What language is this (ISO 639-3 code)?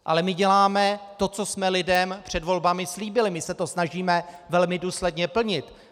ces